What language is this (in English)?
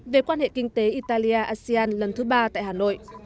Vietnamese